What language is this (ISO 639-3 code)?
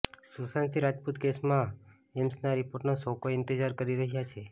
guj